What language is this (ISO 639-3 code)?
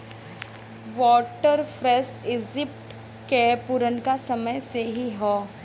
bho